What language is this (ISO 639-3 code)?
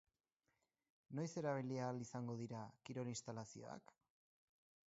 eus